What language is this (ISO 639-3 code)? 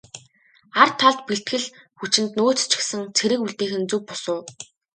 mon